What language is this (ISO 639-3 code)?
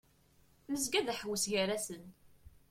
kab